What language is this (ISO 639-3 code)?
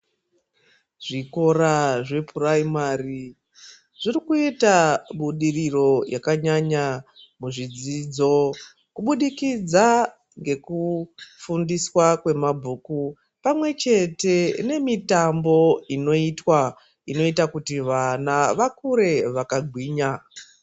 ndc